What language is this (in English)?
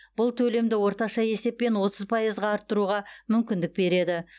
Kazakh